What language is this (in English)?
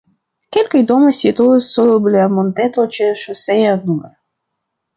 Esperanto